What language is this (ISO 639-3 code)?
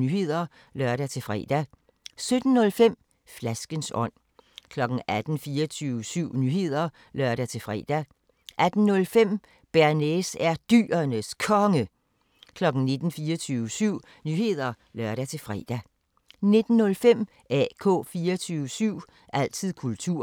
dan